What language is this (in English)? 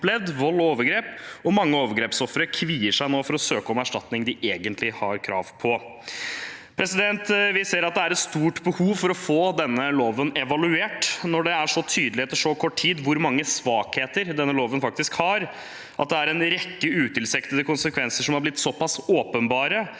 Norwegian